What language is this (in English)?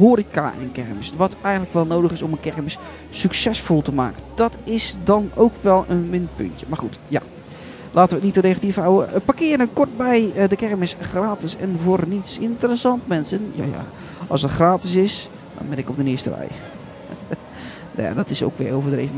Dutch